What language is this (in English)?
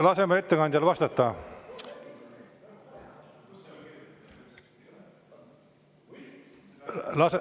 Estonian